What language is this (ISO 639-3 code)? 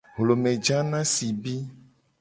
gej